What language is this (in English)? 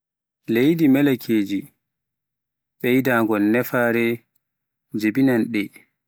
Pular